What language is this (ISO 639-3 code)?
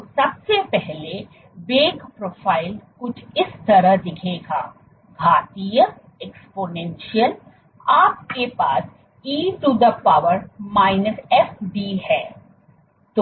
hin